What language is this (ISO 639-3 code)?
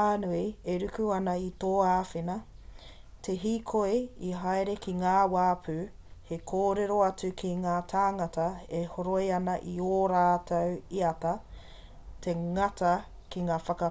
mri